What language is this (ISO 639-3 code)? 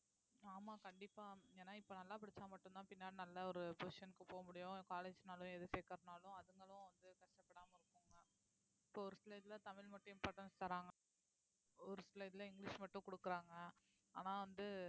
tam